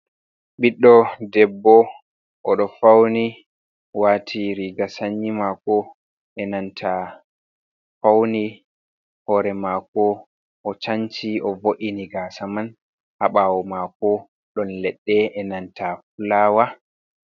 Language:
Fula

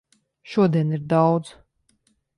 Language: Latvian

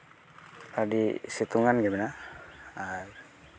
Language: Santali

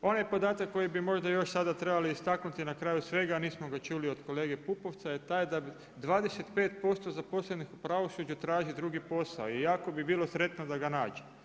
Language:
Croatian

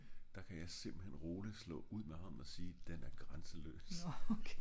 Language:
Danish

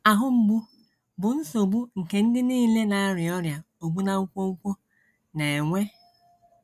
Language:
Igbo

